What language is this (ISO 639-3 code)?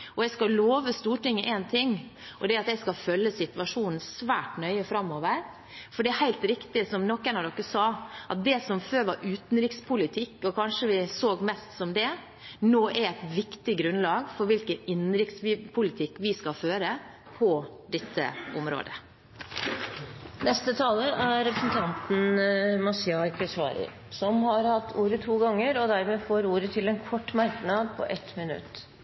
nob